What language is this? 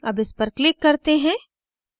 Hindi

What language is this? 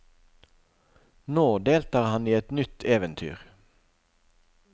Norwegian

